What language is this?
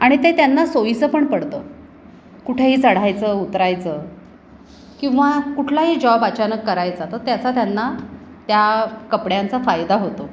Marathi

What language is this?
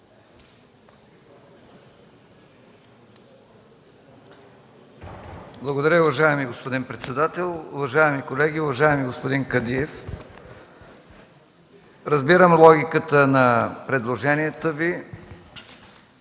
Bulgarian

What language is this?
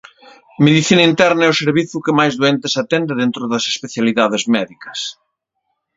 Galician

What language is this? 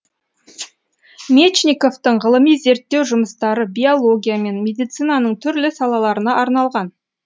Kazakh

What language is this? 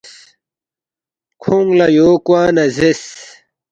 Balti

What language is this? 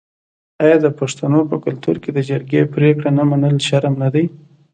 Pashto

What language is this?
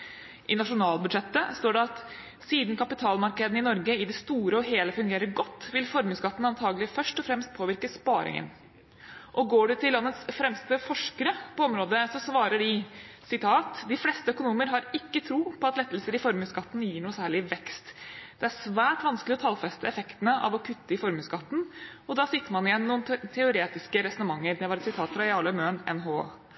Norwegian Bokmål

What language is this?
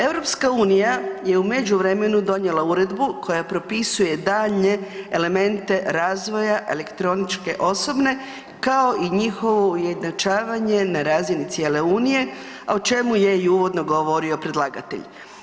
Croatian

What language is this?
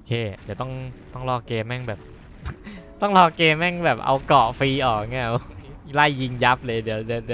Thai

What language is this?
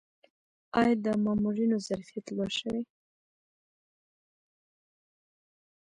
Pashto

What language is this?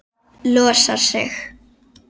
Icelandic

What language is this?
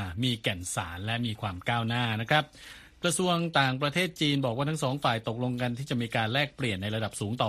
Thai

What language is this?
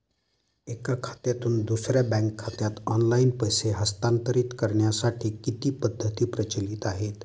Marathi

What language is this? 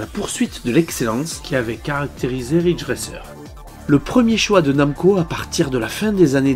French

